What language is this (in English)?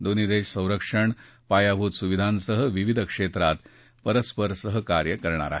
Marathi